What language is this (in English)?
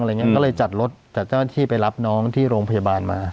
Thai